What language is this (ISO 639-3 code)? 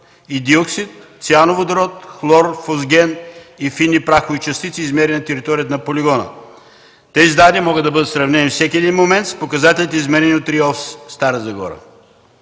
bul